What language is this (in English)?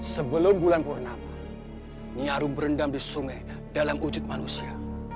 Indonesian